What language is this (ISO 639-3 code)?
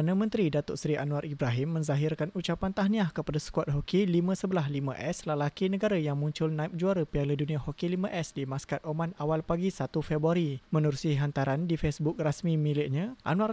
msa